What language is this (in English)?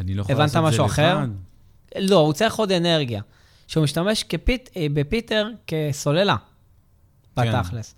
Hebrew